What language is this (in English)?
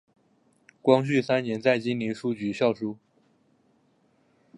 Chinese